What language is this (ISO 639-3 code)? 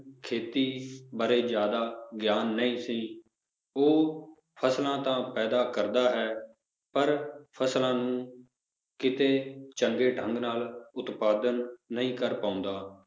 pan